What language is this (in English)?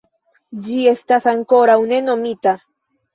Esperanto